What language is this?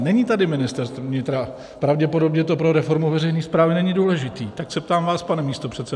Czech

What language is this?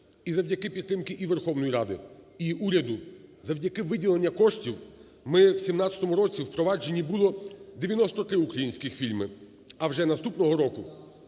Ukrainian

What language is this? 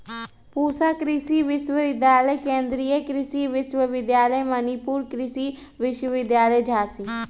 Magahi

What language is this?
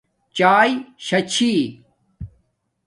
Domaaki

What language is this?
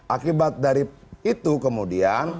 Indonesian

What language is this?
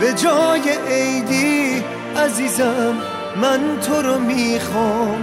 Persian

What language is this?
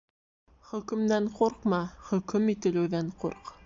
Bashkir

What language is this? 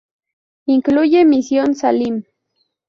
Spanish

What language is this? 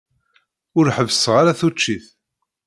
Kabyle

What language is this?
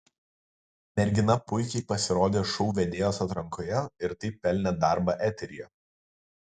Lithuanian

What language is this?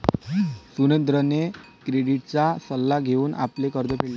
Marathi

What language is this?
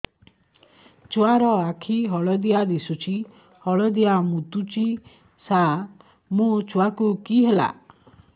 Odia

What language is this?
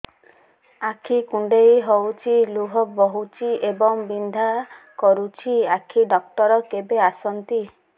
Odia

